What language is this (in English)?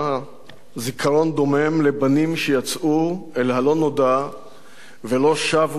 Hebrew